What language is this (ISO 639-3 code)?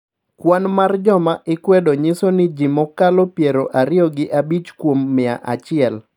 luo